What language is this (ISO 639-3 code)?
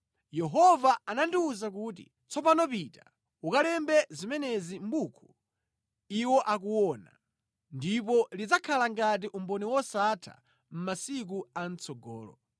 nya